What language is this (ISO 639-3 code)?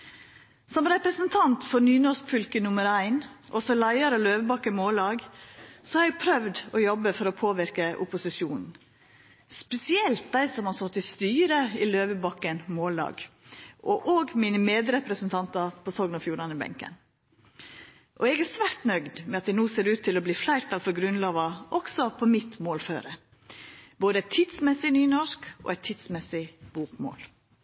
nno